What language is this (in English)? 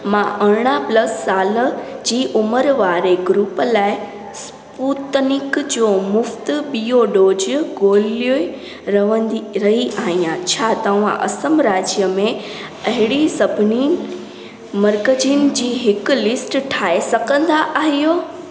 Sindhi